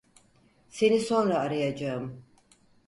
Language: Turkish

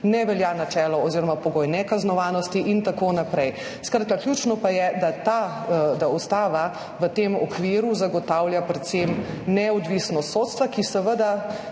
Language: Slovenian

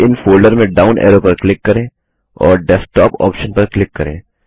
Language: Hindi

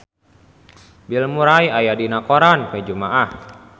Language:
Sundanese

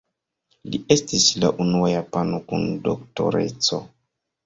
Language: Esperanto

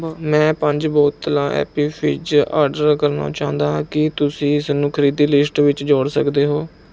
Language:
Punjabi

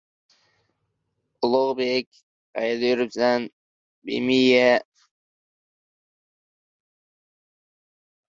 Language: Uzbek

